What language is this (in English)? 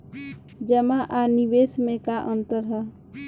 Bhojpuri